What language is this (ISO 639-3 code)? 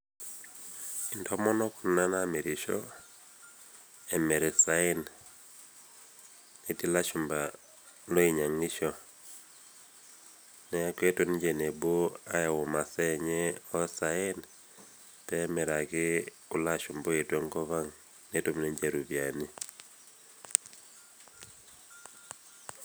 mas